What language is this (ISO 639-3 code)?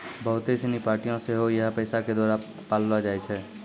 mai